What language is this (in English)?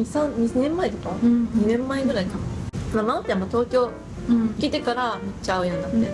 Japanese